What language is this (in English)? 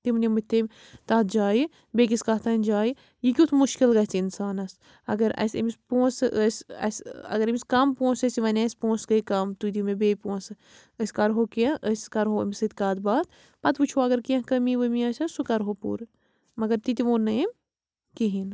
Kashmiri